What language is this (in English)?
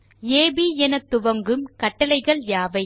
Tamil